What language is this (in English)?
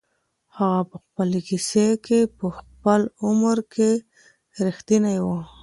Pashto